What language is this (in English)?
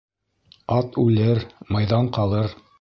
Bashkir